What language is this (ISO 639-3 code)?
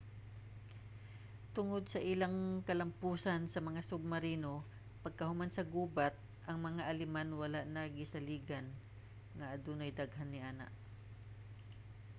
ceb